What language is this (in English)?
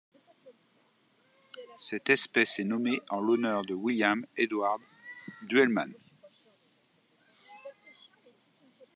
French